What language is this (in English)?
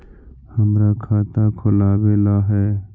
Magahi